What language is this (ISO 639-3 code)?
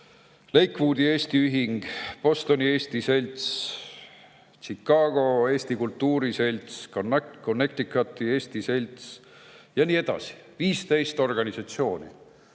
est